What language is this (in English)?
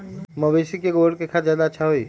Magahi